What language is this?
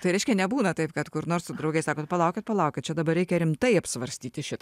Lithuanian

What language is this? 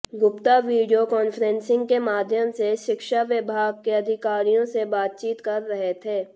Hindi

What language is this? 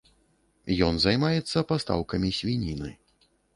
Belarusian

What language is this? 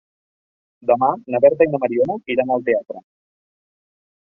Catalan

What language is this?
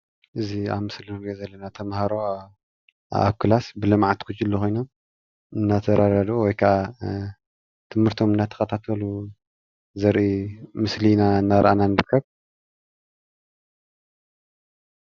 Tigrinya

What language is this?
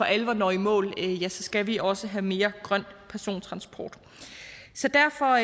Danish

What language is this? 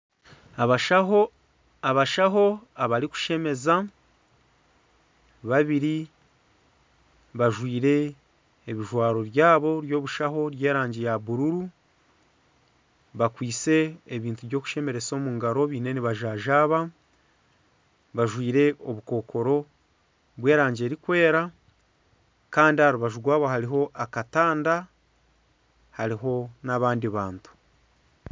Nyankole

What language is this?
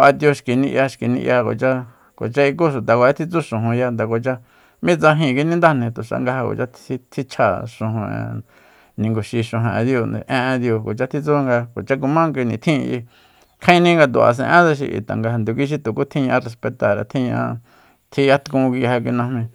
Soyaltepec Mazatec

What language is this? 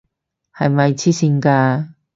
Cantonese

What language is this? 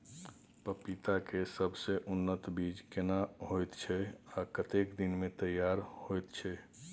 Maithili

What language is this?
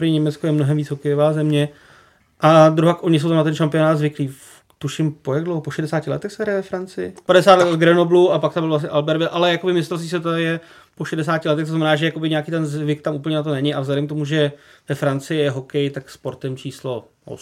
Czech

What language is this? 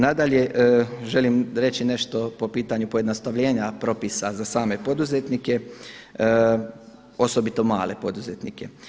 Croatian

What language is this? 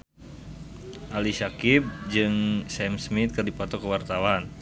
Sundanese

